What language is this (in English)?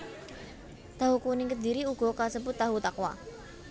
Javanese